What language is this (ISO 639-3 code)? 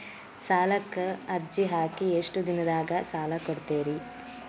kan